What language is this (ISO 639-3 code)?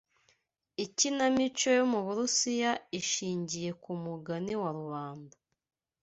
kin